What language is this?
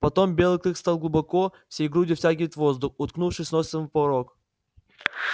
Russian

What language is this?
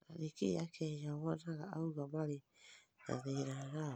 Kikuyu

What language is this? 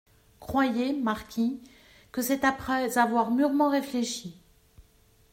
French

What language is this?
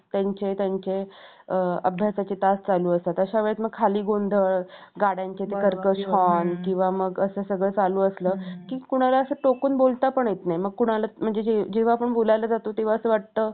Marathi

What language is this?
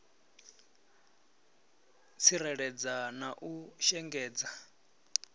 Venda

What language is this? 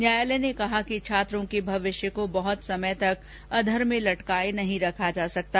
Hindi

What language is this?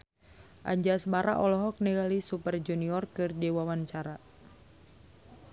Sundanese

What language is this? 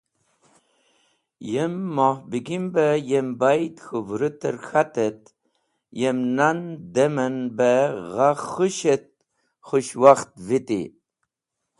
Wakhi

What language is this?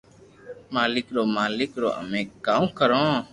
Loarki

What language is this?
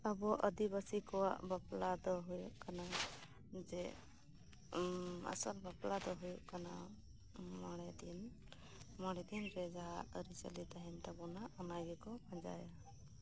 Santali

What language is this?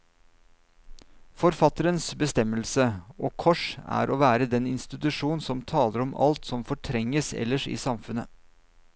Norwegian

